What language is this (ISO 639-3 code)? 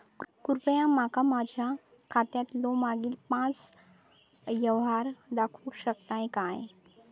mar